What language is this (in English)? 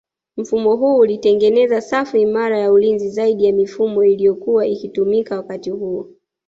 Swahili